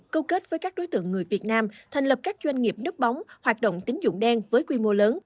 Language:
Vietnamese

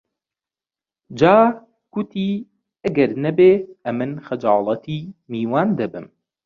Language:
Central Kurdish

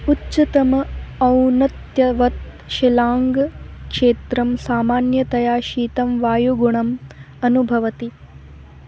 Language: Sanskrit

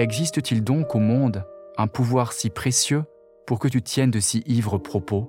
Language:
French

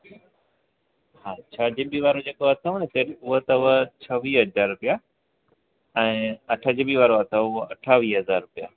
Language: Sindhi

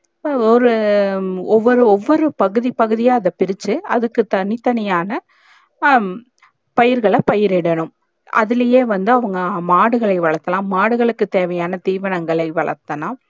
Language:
Tamil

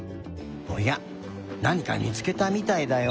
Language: Japanese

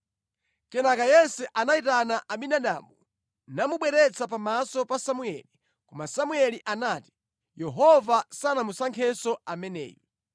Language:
Nyanja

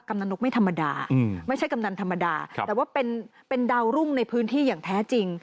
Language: Thai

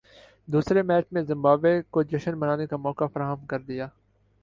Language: Urdu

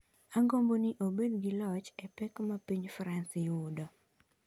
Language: Luo (Kenya and Tanzania)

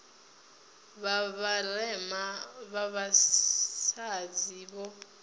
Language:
Venda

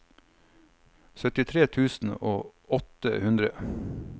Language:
Norwegian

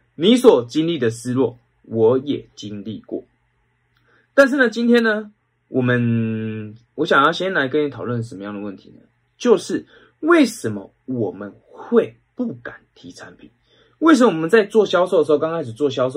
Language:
Chinese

